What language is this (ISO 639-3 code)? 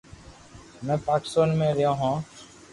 lrk